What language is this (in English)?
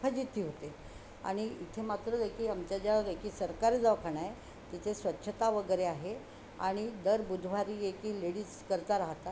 Marathi